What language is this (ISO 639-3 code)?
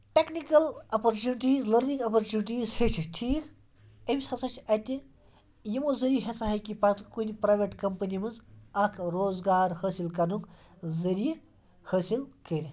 kas